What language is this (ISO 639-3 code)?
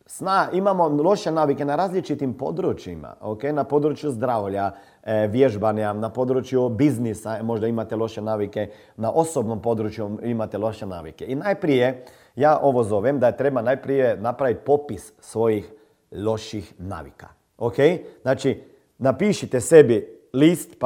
hrv